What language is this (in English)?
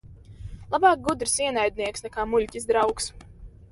Latvian